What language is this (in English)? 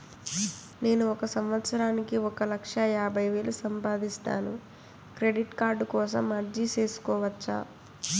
Telugu